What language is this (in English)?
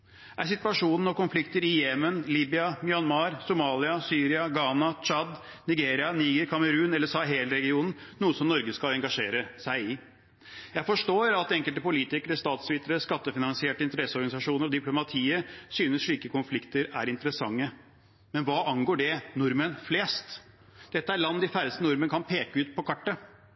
Norwegian Bokmål